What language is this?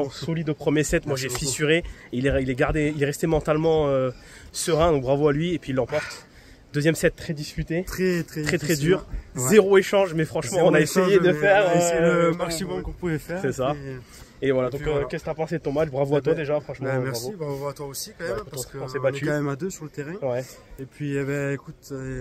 French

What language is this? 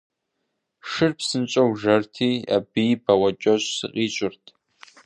Kabardian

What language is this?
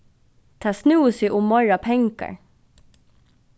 Faroese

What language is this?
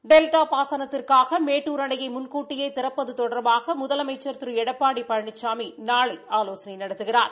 Tamil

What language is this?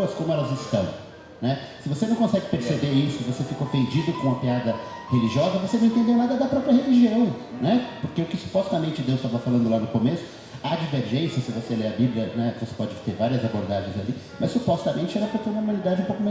Portuguese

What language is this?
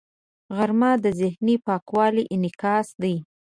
Pashto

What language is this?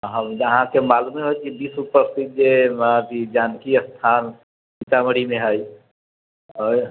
Maithili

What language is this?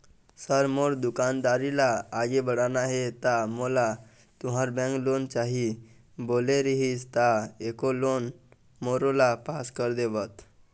Chhattisgarhi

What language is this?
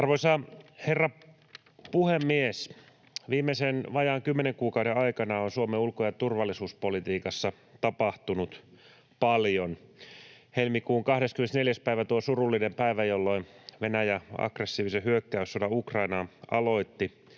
Finnish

